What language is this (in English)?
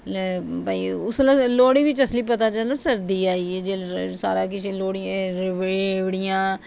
Dogri